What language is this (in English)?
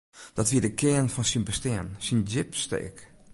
Western Frisian